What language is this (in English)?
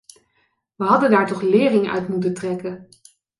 Dutch